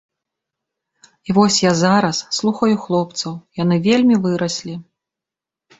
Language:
Belarusian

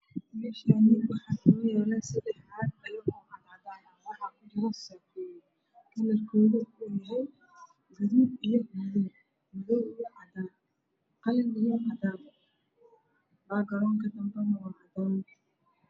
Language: Somali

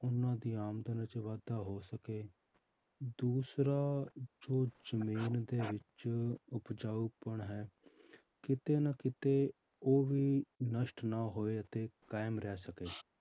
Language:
Punjabi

